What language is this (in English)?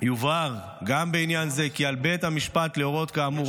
Hebrew